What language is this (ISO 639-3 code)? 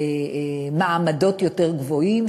heb